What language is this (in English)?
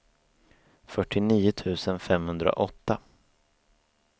Swedish